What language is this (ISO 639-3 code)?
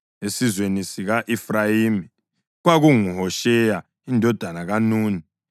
nde